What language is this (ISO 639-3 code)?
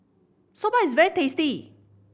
eng